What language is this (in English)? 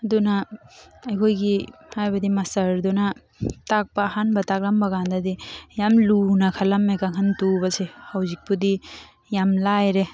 Manipuri